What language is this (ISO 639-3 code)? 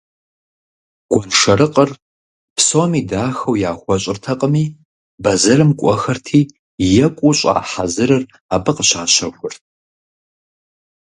kbd